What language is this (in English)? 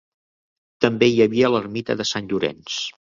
Catalan